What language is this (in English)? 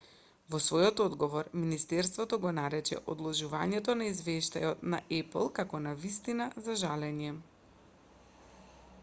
Macedonian